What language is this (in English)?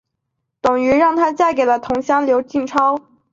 Chinese